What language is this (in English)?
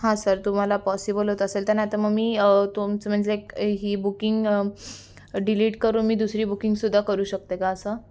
Marathi